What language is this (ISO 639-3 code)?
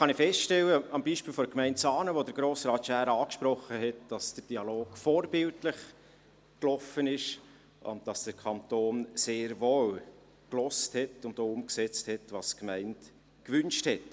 gsw